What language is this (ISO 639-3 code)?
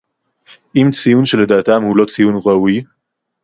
heb